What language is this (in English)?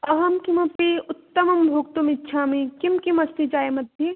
Sanskrit